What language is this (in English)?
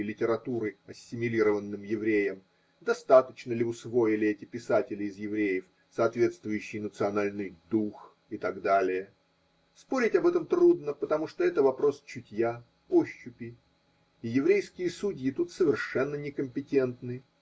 Russian